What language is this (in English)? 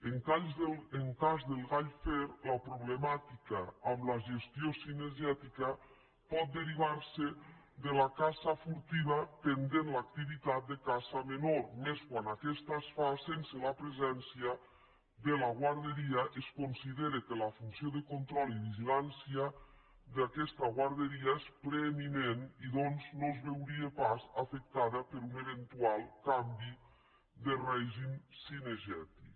Catalan